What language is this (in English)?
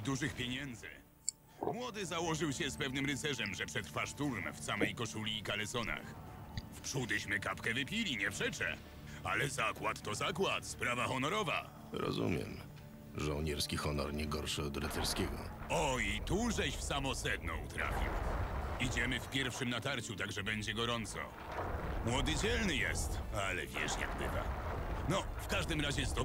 Polish